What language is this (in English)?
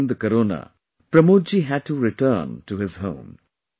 English